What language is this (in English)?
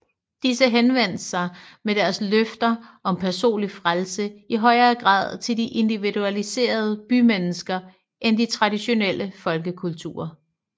Danish